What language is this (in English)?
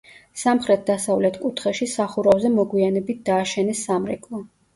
Georgian